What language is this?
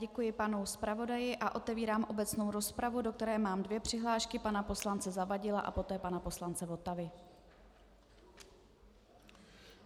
Czech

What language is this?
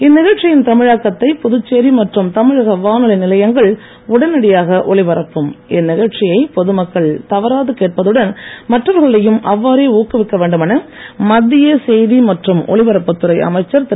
Tamil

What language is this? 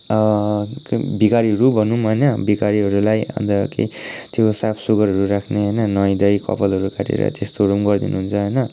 Nepali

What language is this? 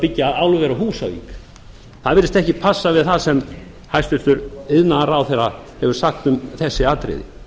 Icelandic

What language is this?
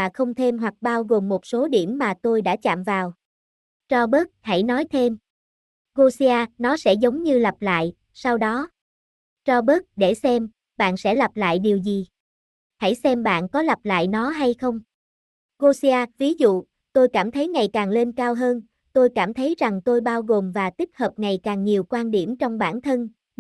Vietnamese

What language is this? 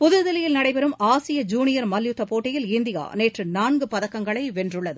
Tamil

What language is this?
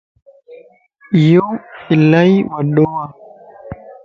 Lasi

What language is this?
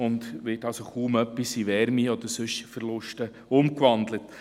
Swiss German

